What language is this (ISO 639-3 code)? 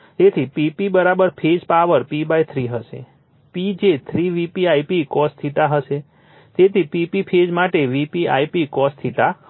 guj